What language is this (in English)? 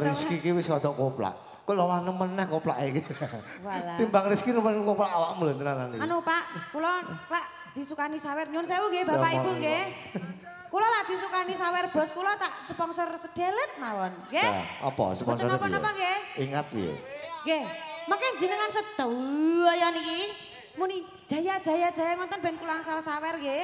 Indonesian